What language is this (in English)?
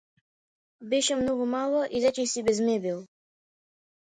Macedonian